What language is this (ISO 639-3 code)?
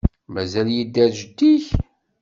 kab